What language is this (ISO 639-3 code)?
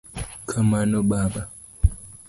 luo